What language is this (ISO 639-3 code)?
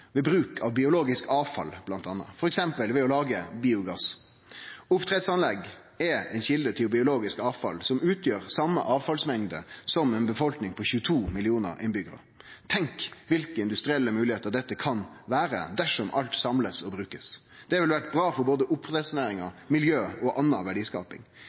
nno